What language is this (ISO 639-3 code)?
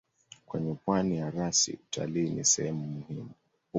swa